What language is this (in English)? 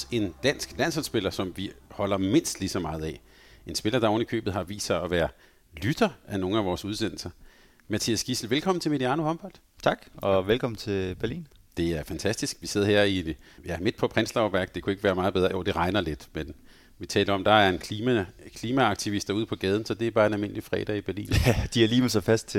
Danish